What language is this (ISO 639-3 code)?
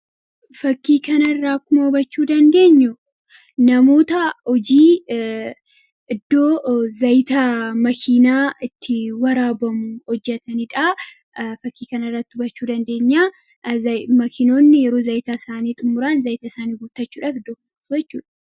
orm